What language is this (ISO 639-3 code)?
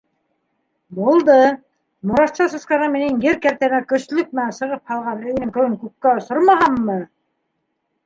bak